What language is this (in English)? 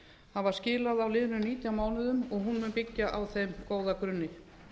Icelandic